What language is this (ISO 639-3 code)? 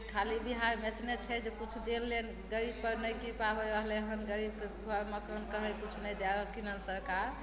mai